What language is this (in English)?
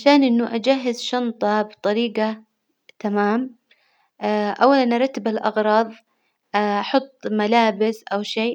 Hijazi Arabic